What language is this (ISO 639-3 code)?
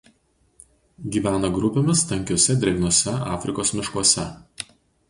lit